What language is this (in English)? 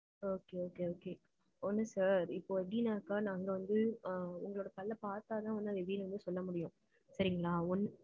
Tamil